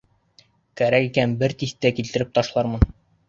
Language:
Bashkir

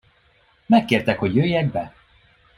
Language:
Hungarian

